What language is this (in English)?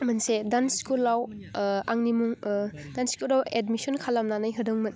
Bodo